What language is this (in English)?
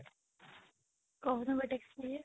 Odia